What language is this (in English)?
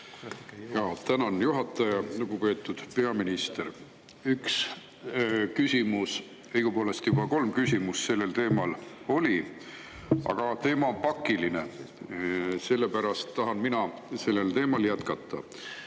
Estonian